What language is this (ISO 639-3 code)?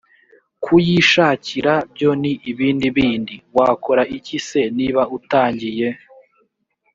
kin